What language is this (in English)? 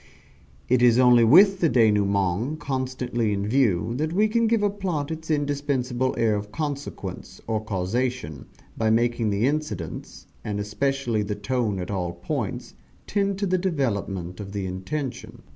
English